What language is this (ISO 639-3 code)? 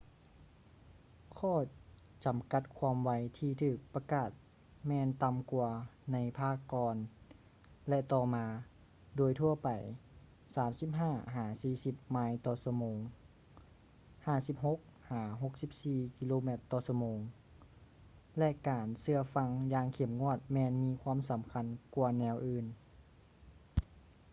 lao